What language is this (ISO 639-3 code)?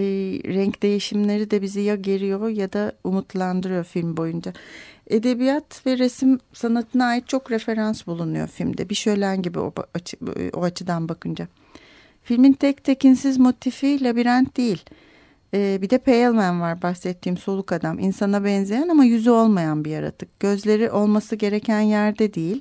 tur